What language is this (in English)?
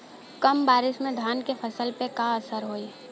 Bhojpuri